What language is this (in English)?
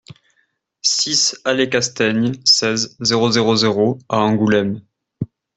French